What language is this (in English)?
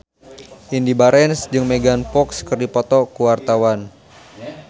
Sundanese